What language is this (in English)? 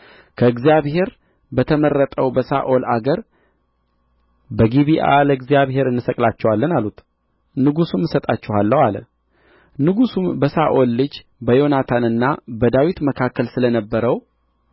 Amharic